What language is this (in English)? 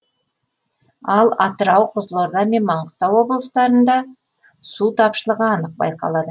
Kazakh